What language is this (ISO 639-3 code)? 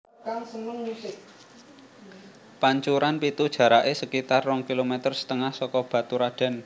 jav